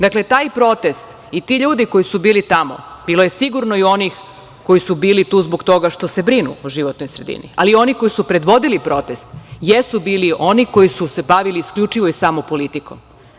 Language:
Serbian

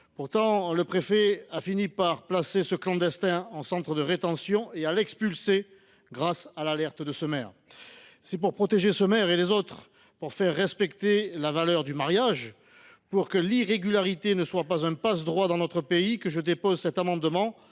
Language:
French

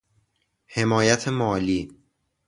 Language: Persian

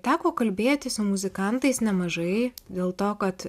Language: Lithuanian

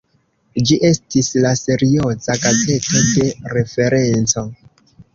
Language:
Esperanto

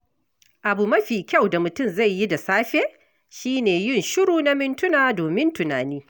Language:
Hausa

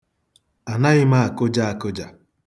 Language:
Igbo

